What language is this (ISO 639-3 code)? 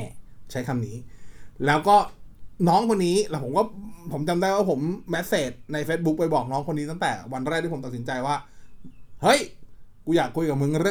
tha